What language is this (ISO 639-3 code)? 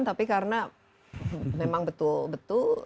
ind